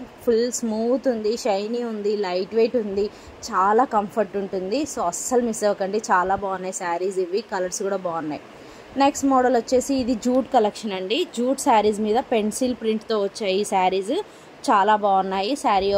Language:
Telugu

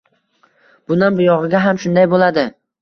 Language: Uzbek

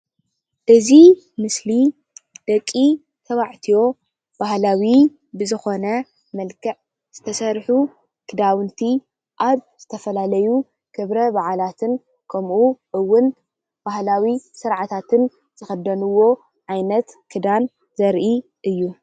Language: Tigrinya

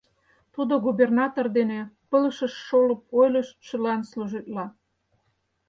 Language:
Mari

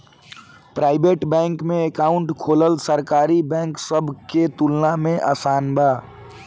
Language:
Bhojpuri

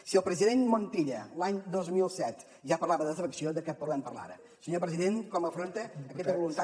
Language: Catalan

